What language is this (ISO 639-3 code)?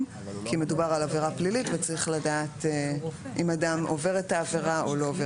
heb